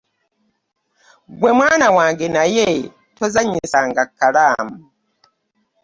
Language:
Ganda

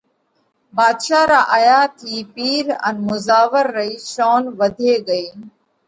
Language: Parkari Koli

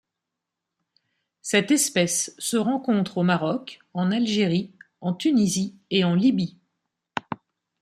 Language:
French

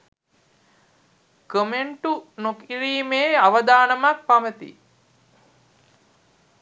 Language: Sinhala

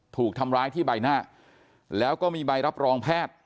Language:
Thai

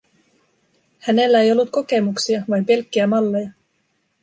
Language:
Finnish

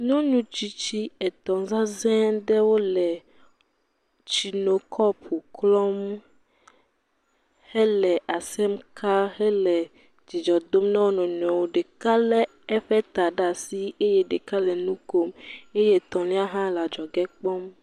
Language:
Ewe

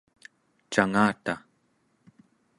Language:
Central Yupik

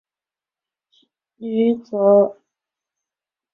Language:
Chinese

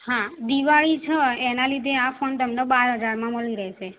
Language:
Gujarati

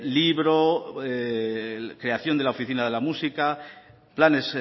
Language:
Spanish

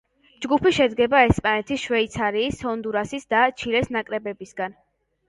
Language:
Georgian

